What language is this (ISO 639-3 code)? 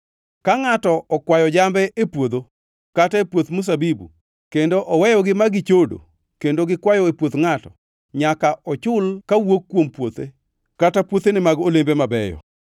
luo